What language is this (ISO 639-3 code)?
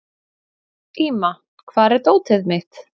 isl